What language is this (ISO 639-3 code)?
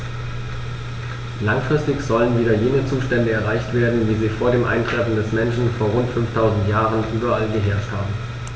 deu